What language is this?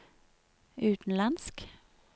Norwegian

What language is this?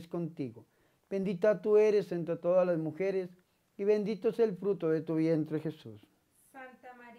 Spanish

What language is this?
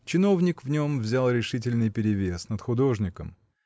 Russian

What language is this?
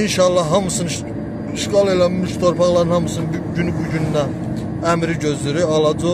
Turkish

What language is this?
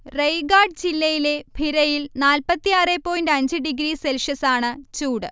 Malayalam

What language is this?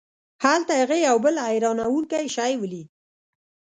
Pashto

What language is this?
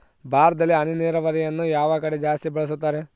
Kannada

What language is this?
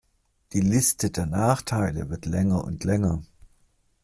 German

